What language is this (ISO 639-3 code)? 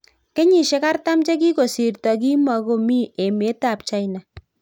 kln